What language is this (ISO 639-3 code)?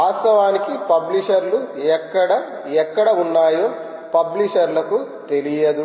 tel